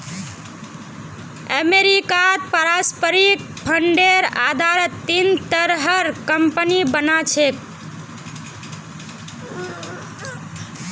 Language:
Magahi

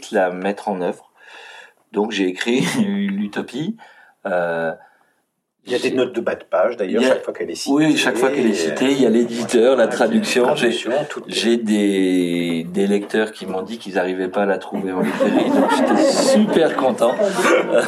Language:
French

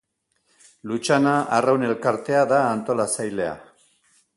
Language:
Basque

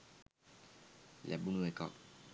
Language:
Sinhala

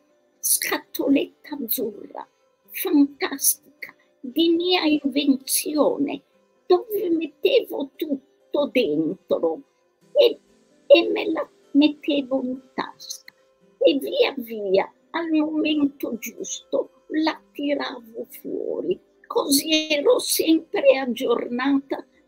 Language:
Italian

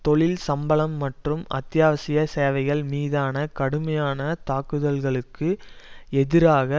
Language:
Tamil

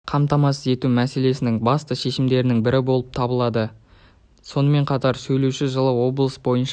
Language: Kazakh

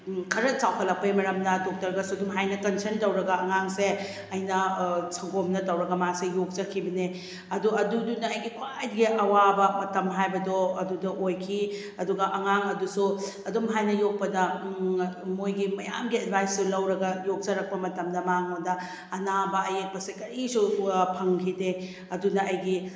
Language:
Manipuri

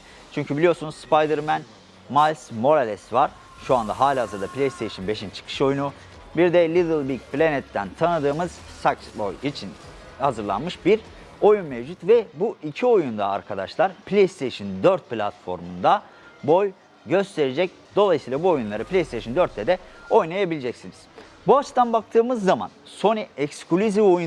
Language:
Turkish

